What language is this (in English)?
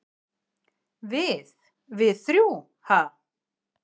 Icelandic